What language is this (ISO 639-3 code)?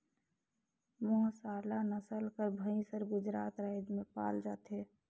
hne